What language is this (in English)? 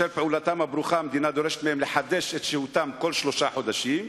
Hebrew